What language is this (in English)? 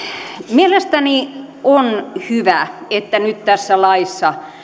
Finnish